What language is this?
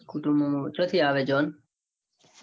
Gujarati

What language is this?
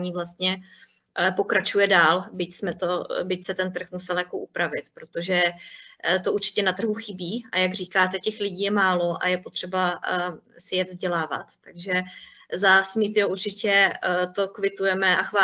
Czech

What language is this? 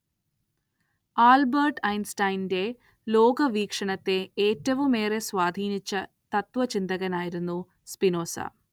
Malayalam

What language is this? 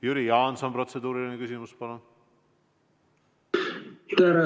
Estonian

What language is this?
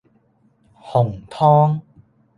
Cantonese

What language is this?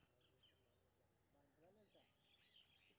Maithili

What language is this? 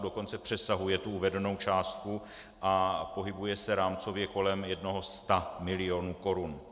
Czech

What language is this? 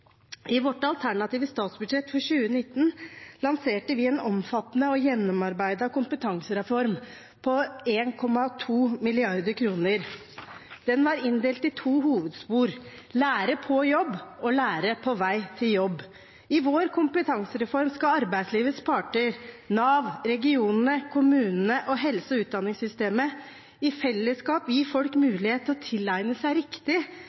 Norwegian Bokmål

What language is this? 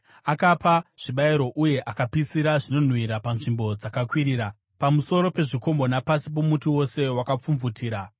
Shona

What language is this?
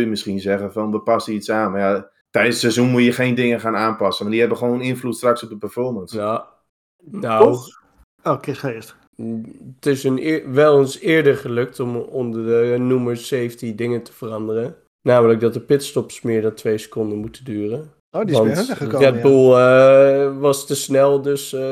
Dutch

